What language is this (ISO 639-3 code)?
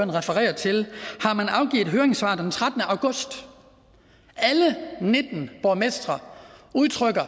dan